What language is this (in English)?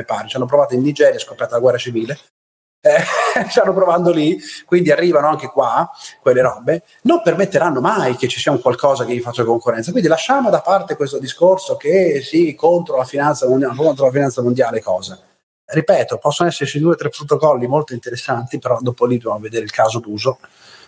Italian